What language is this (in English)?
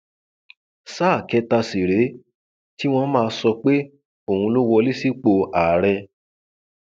Yoruba